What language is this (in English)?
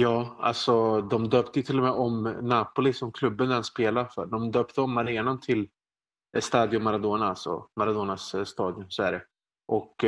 Swedish